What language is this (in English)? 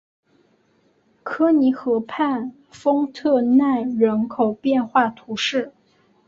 Chinese